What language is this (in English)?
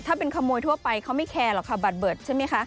Thai